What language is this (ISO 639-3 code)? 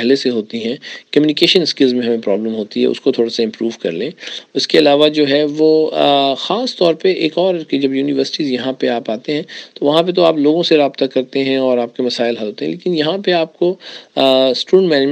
urd